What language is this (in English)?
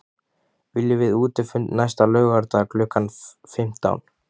Icelandic